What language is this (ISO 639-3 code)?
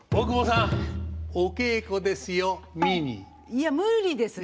jpn